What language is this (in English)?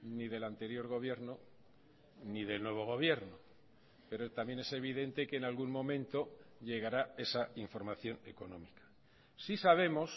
Spanish